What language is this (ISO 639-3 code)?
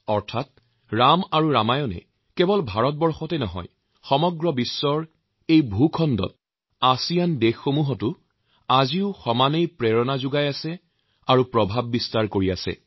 asm